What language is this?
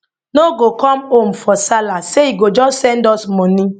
Nigerian Pidgin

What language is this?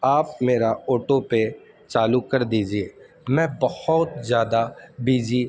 Urdu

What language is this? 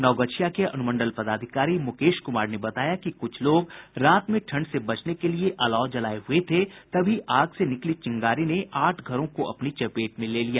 Hindi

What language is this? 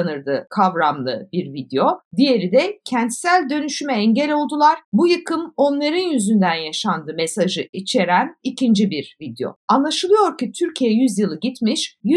Turkish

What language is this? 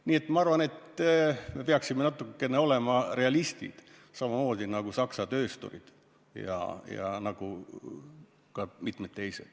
Estonian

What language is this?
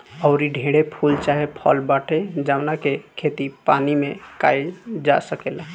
Bhojpuri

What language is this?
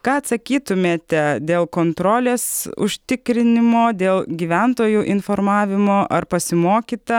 Lithuanian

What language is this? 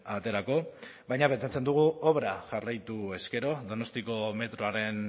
Basque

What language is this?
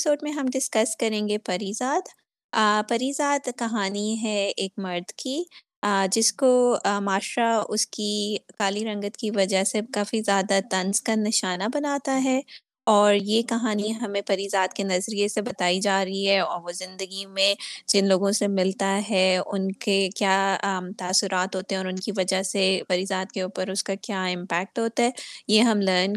Urdu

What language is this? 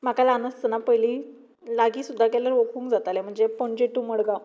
Konkani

